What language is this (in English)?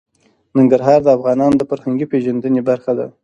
Pashto